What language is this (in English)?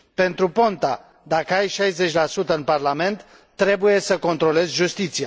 Romanian